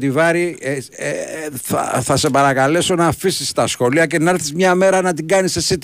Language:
Greek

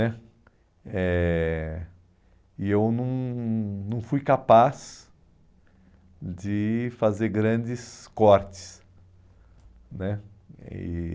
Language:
Portuguese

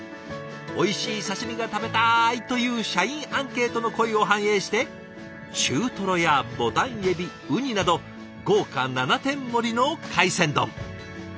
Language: Japanese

